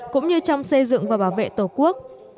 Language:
Vietnamese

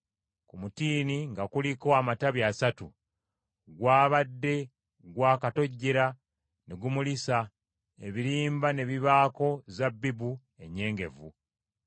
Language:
Ganda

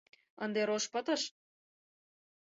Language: Mari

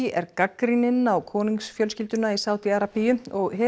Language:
Icelandic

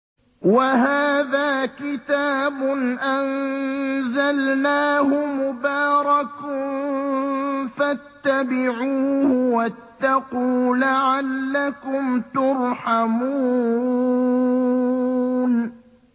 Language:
Arabic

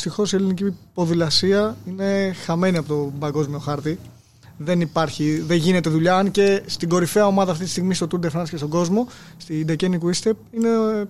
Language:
Greek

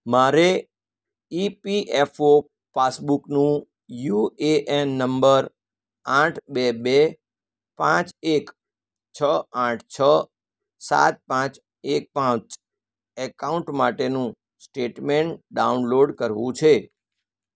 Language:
Gujarati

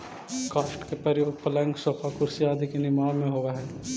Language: Magahi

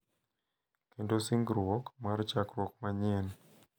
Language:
Luo (Kenya and Tanzania)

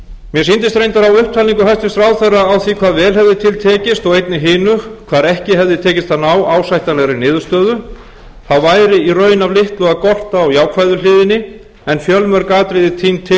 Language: Icelandic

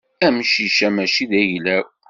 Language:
Kabyle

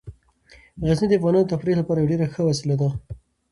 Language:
Pashto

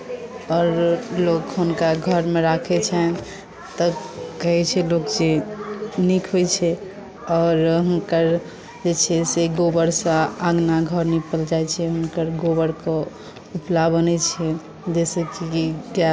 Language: Maithili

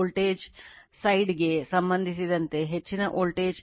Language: Kannada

